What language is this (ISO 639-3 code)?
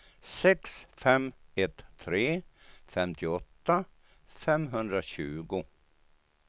swe